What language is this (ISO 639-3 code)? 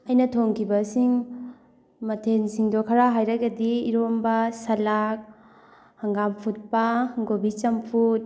mni